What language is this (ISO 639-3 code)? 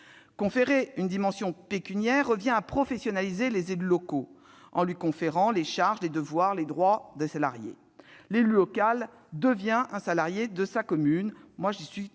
fra